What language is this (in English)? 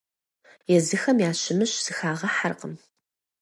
Kabardian